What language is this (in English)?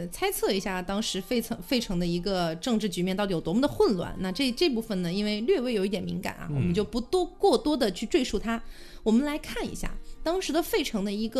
Chinese